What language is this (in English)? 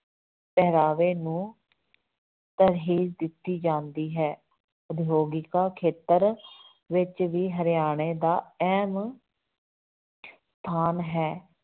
Punjabi